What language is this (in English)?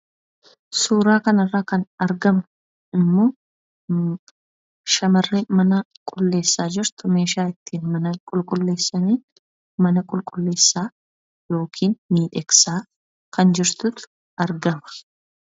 Oromo